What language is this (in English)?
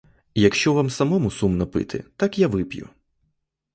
Ukrainian